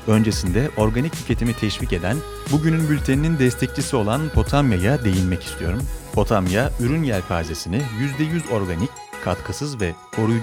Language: Turkish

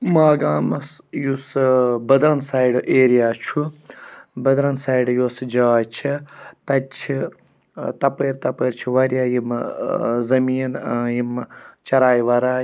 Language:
Kashmiri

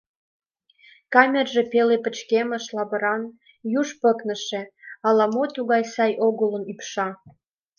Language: Mari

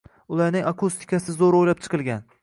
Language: Uzbek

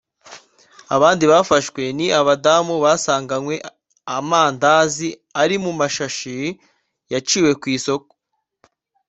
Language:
Kinyarwanda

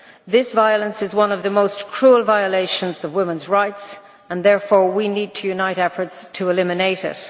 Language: English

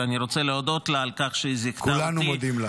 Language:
Hebrew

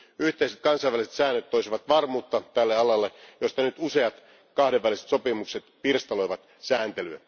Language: Finnish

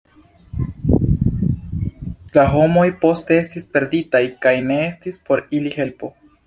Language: Esperanto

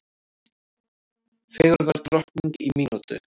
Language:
Icelandic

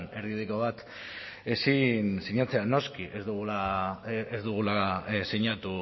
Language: Basque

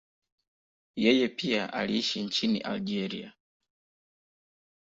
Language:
Swahili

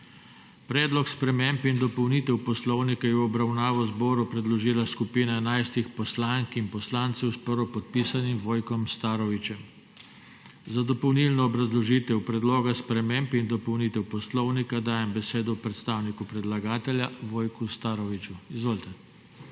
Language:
Slovenian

